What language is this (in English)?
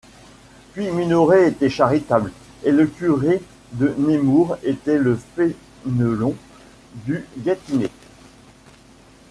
French